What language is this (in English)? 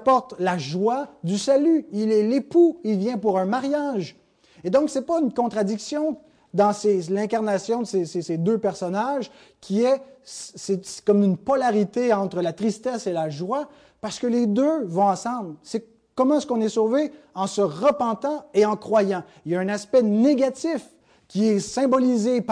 French